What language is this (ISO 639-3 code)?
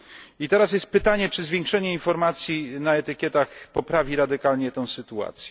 pol